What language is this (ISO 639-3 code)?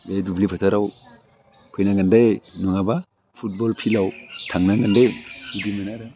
brx